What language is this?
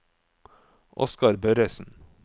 Norwegian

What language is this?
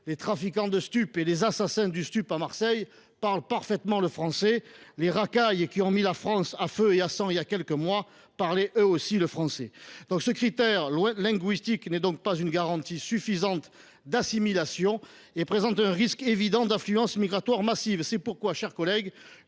French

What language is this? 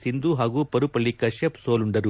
Kannada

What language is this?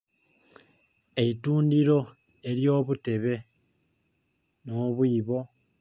Soga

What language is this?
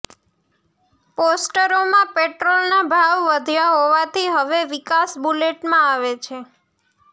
Gujarati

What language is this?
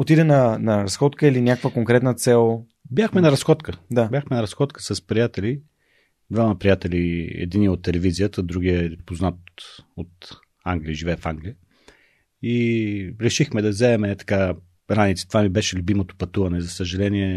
Bulgarian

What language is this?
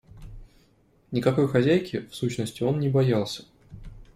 Russian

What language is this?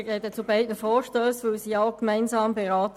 Swiss German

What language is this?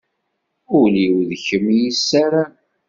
Kabyle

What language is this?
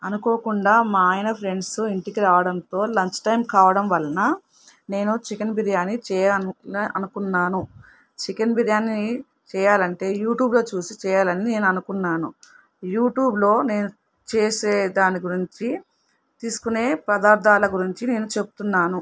Telugu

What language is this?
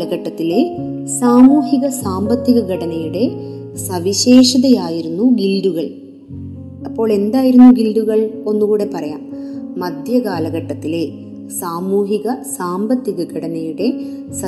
Malayalam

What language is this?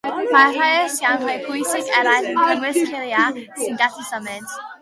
Welsh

